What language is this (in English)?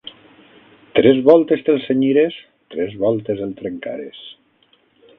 Catalan